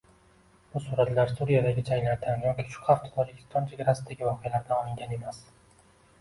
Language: Uzbek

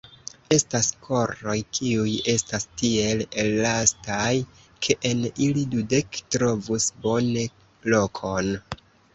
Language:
Esperanto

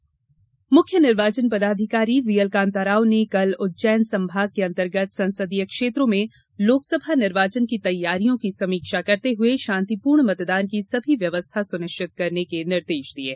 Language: Hindi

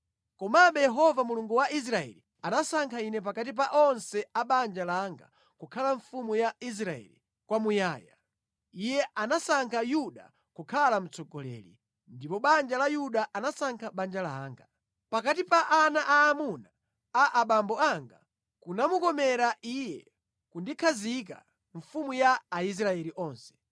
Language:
Nyanja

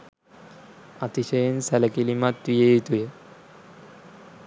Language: Sinhala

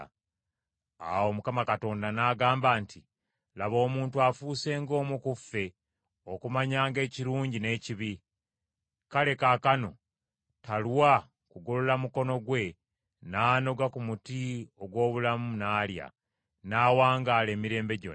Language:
Ganda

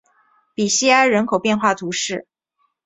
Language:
Chinese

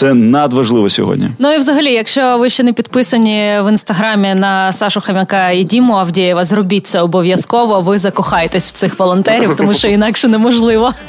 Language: Ukrainian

